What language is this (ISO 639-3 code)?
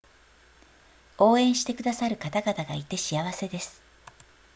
jpn